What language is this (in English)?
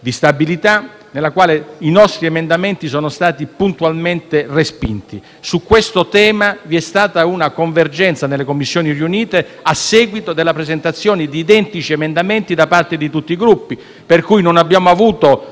Italian